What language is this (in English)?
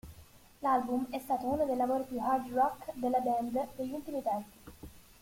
Italian